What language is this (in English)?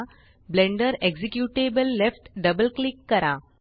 Marathi